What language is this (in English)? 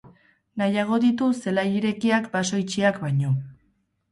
Basque